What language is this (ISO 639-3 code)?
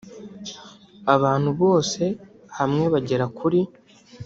kin